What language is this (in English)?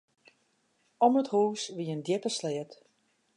Western Frisian